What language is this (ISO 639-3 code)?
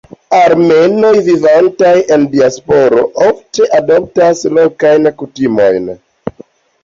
epo